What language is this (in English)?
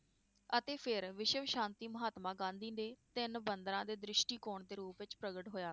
Punjabi